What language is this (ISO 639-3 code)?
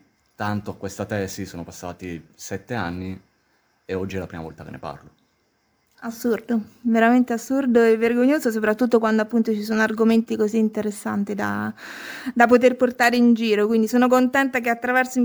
ita